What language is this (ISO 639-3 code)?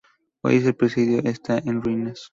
spa